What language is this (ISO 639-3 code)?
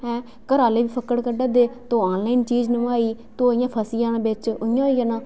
doi